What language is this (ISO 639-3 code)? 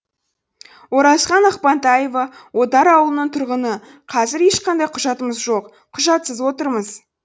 kaz